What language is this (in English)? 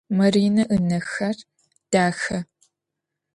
Adyghe